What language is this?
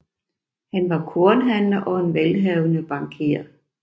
Danish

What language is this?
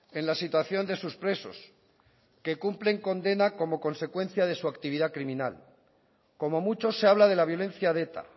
Spanish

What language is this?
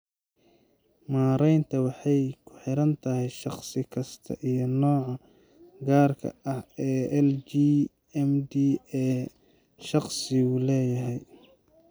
Somali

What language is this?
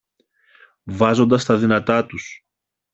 Greek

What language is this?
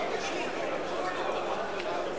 Hebrew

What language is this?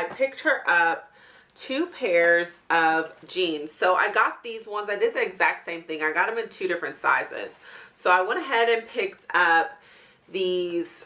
English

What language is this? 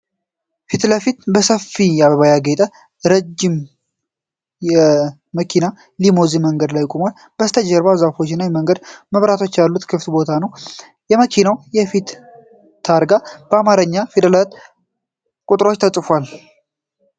Amharic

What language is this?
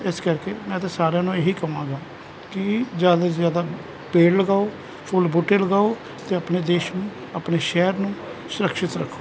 Punjabi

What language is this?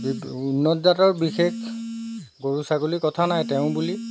Assamese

